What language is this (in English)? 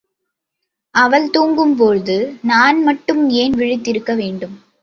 Tamil